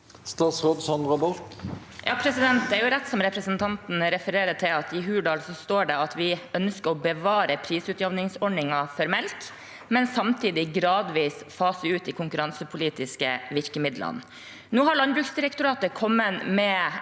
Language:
Norwegian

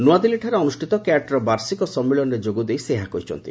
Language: Odia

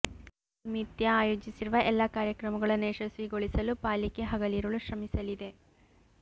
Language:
Kannada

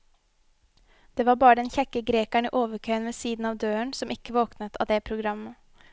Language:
Norwegian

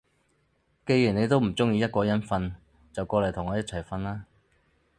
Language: Cantonese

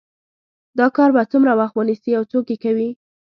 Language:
Pashto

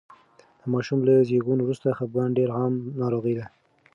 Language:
Pashto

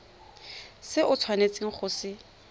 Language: Tswana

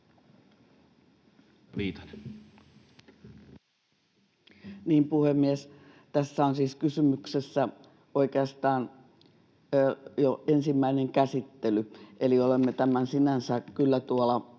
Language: Finnish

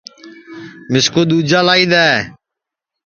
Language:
Sansi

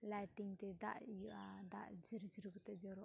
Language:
Santali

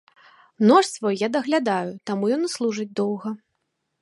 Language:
Belarusian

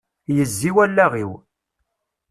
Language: Kabyle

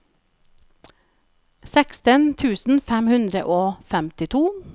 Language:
Norwegian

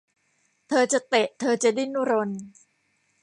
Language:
Thai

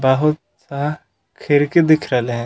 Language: Magahi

